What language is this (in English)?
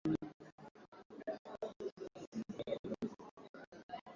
Swahili